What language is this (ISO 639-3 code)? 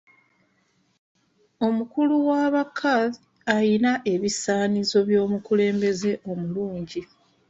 lug